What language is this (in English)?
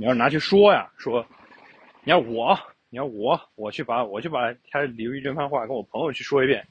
Chinese